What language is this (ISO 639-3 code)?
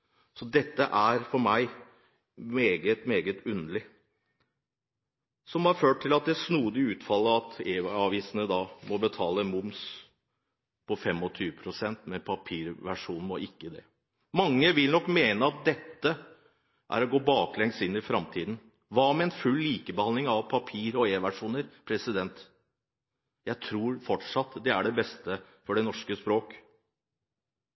nob